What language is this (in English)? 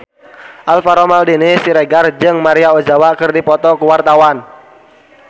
Sundanese